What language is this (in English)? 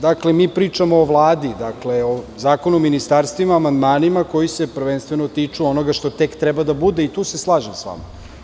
Serbian